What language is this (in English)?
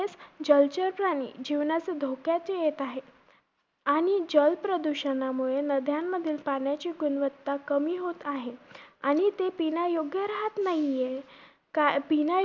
Marathi